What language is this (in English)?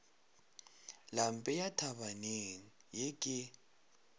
Northern Sotho